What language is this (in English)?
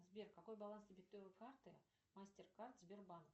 Russian